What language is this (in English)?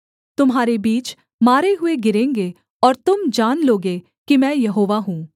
Hindi